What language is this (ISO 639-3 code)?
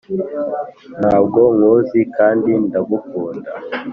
kin